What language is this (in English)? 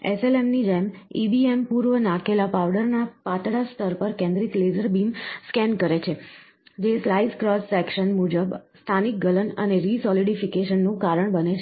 Gujarati